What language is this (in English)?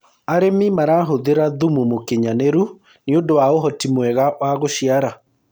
Kikuyu